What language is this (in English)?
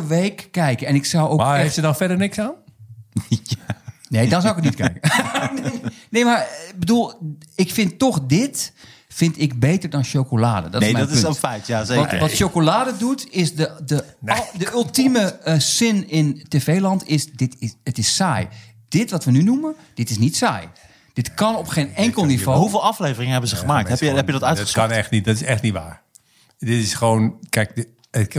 Dutch